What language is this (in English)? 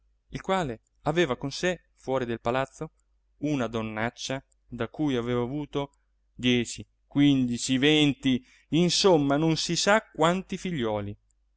Italian